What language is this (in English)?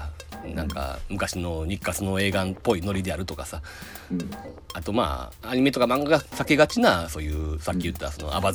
Japanese